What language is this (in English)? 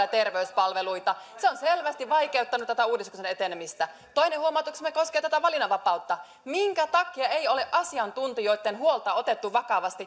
Finnish